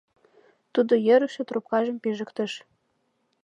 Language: Mari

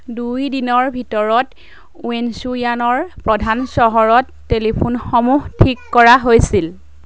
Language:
Assamese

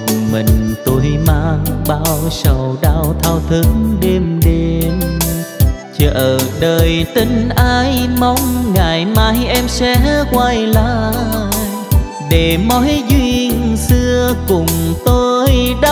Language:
Vietnamese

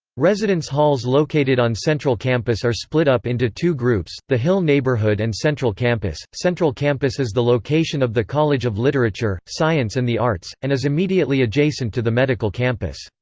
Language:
English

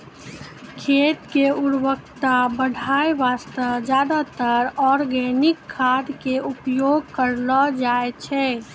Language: Maithili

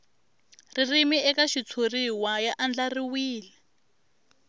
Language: Tsonga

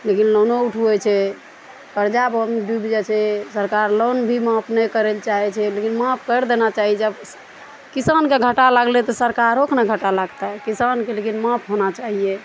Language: Maithili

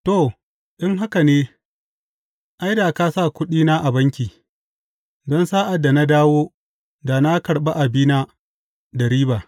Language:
Hausa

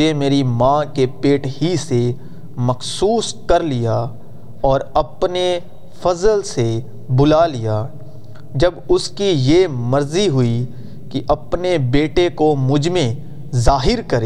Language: Urdu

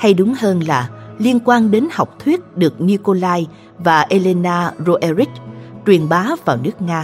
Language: Vietnamese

